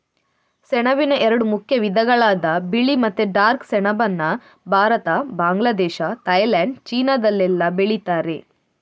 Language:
Kannada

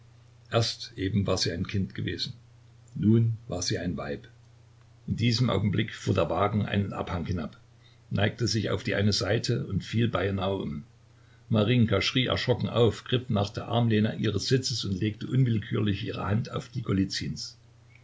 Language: German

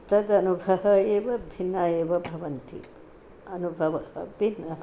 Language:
Sanskrit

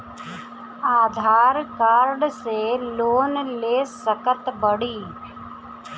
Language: Bhojpuri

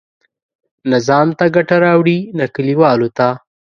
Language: Pashto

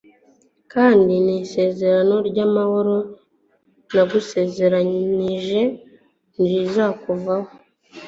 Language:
Kinyarwanda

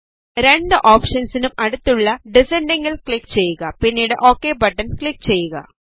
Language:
Malayalam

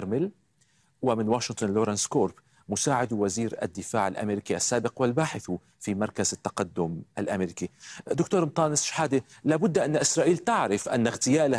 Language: Arabic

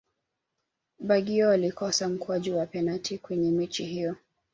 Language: Swahili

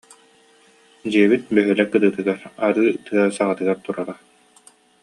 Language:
Yakut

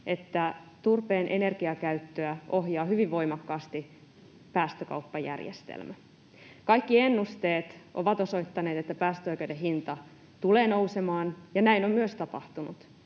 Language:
Finnish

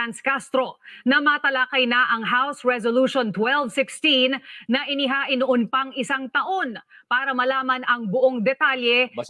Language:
Filipino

